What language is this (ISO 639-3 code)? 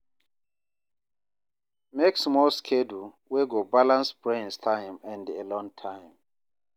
pcm